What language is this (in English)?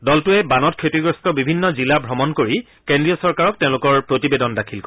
Assamese